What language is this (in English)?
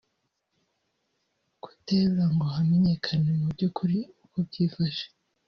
Kinyarwanda